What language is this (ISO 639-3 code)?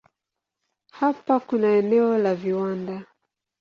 swa